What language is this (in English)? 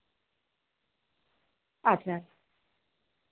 Santali